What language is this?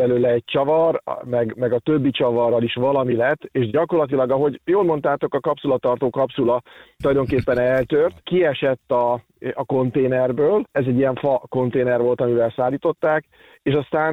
Hungarian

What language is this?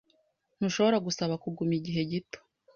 Kinyarwanda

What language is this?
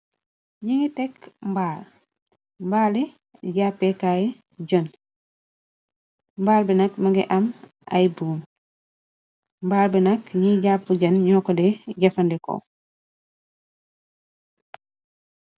Wolof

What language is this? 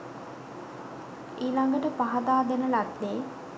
Sinhala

